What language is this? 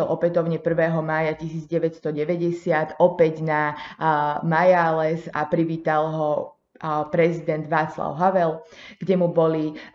Slovak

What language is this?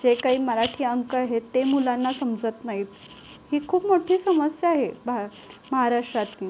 Marathi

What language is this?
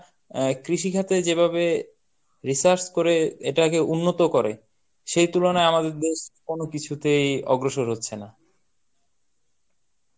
Bangla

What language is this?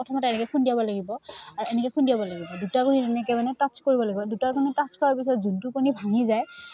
Assamese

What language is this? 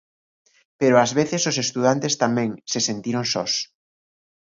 Galician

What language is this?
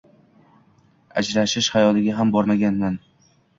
Uzbek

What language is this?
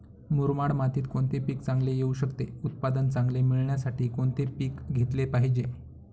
Marathi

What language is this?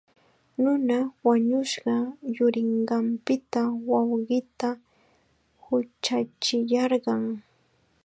Chiquián Ancash Quechua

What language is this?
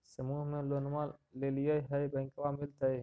Magahi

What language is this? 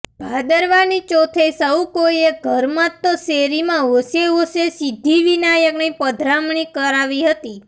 Gujarati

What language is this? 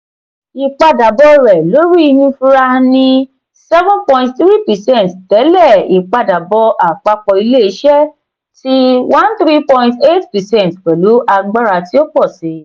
Yoruba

